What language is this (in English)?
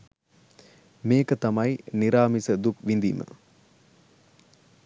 Sinhala